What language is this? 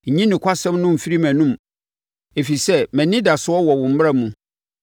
Akan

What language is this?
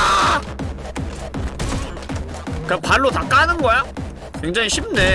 Korean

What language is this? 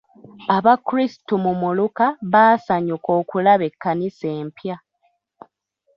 Ganda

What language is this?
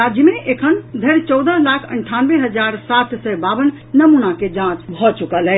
Maithili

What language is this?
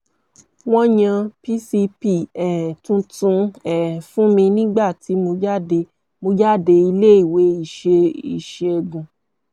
Yoruba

